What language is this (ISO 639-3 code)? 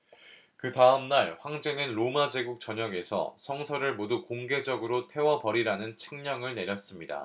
kor